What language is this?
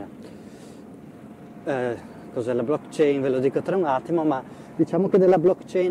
Italian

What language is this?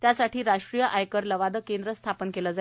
Marathi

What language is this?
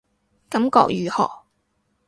Cantonese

